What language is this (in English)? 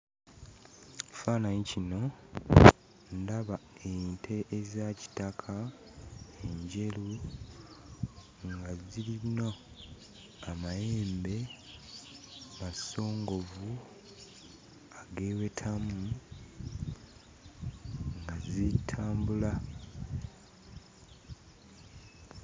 Ganda